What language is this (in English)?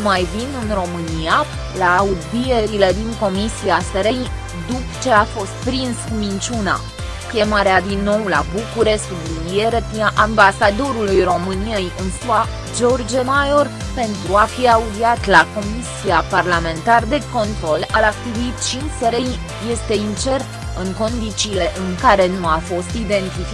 Romanian